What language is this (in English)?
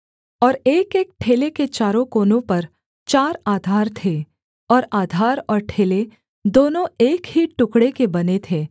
Hindi